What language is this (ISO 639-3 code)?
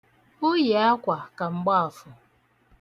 ibo